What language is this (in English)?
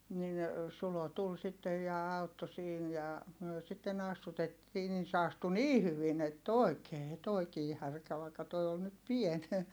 Finnish